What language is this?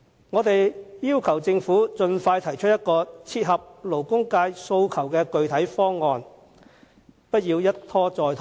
Cantonese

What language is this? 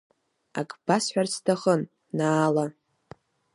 Abkhazian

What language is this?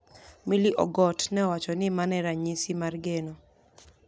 Luo (Kenya and Tanzania)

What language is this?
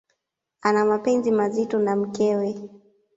Swahili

